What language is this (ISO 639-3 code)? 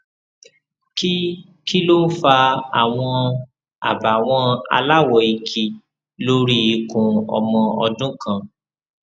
yor